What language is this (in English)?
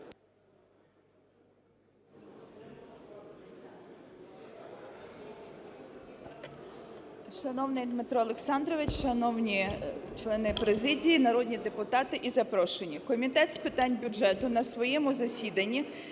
Ukrainian